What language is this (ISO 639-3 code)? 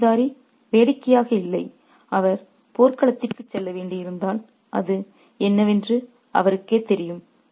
tam